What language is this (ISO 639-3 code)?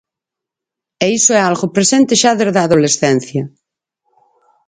glg